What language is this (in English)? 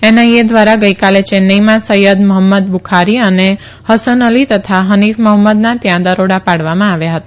Gujarati